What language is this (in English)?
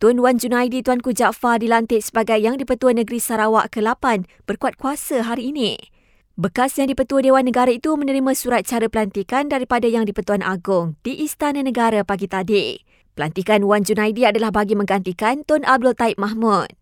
Malay